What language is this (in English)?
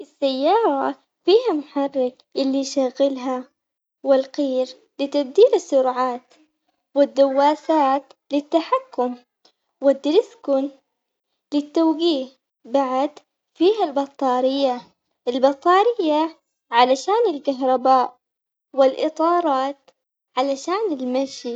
Omani Arabic